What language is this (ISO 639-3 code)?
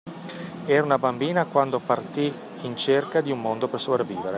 ita